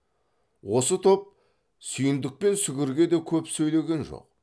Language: Kazakh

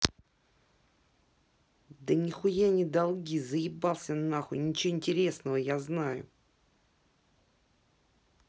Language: Russian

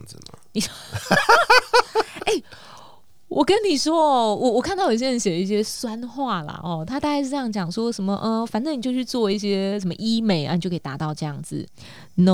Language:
Chinese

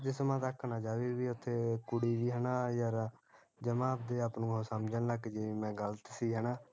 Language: Punjabi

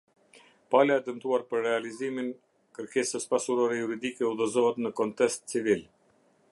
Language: Albanian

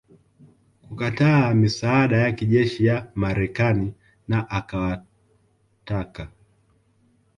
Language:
Swahili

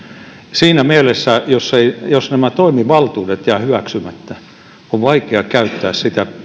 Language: Finnish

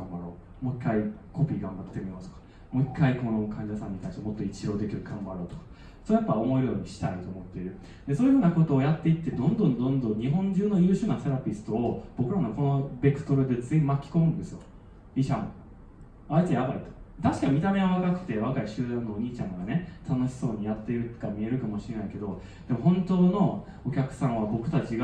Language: Japanese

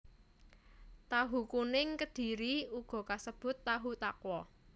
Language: Javanese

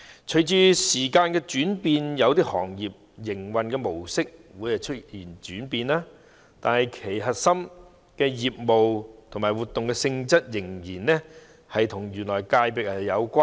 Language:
Cantonese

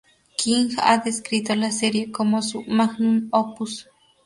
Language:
Spanish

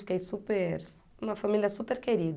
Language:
Portuguese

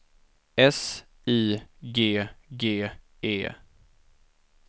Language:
Swedish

